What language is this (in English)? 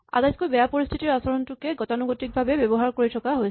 Assamese